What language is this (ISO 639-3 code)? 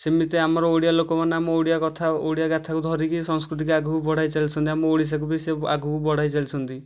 ori